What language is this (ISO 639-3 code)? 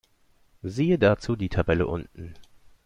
deu